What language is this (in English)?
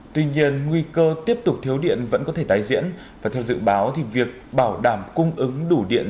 Vietnamese